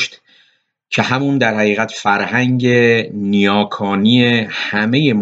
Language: Persian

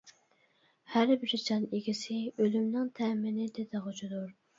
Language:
Uyghur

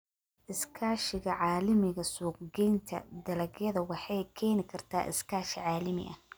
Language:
Somali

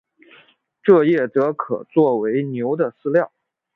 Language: Chinese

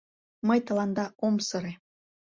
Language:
Mari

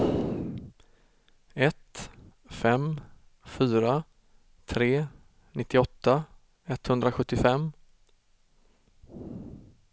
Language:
Swedish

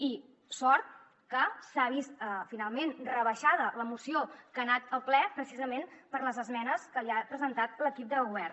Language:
Catalan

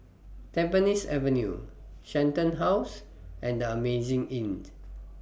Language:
English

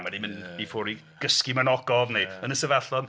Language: Welsh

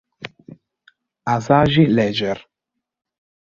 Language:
Italian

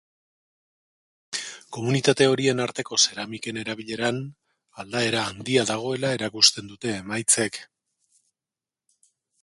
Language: Basque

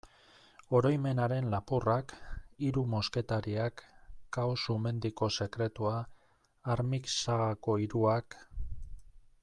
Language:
Basque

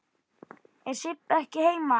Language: Icelandic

